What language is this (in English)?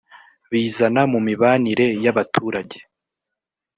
Kinyarwanda